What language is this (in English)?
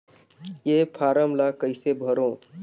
Chhattisgarhi